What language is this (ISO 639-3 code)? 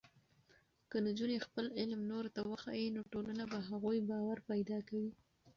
pus